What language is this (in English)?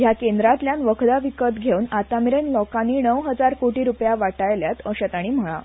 Konkani